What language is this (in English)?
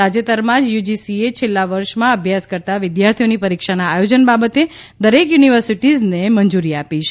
Gujarati